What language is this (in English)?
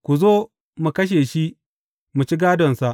Hausa